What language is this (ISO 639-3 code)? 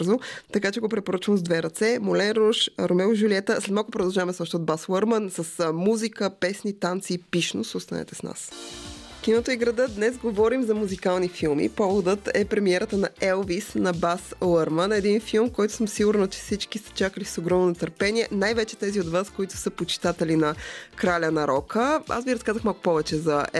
bul